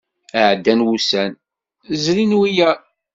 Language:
Kabyle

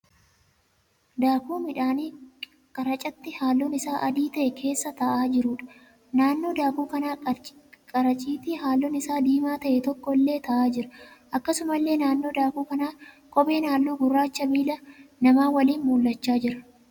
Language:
Oromo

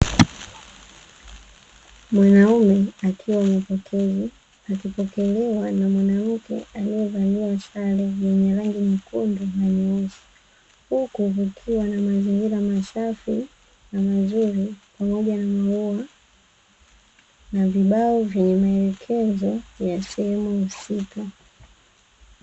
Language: Swahili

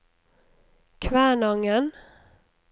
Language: Norwegian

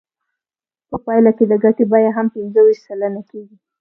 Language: Pashto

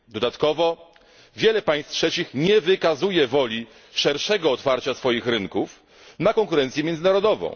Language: Polish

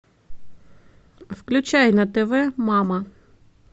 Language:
Russian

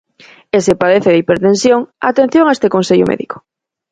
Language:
Galician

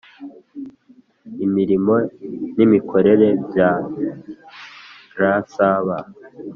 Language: Kinyarwanda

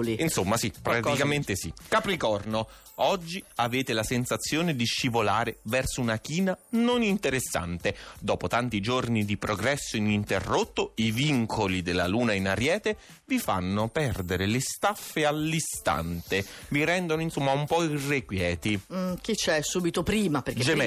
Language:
Italian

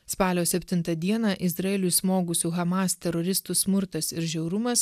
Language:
Lithuanian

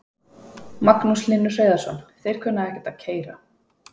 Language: Icelandic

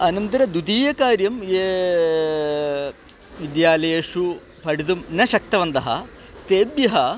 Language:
Sanskrit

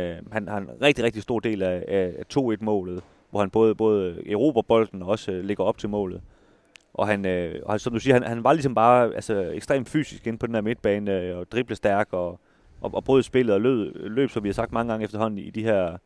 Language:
Danish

